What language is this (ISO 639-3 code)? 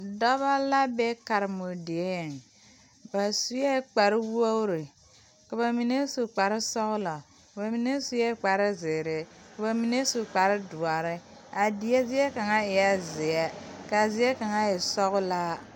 dga